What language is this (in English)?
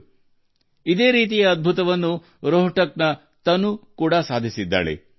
Kannada